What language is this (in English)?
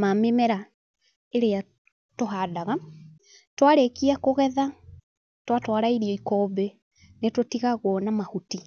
Kikuyu